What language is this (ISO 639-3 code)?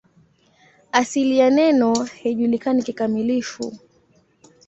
swa